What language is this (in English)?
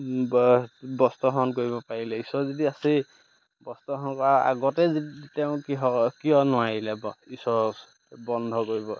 Assamese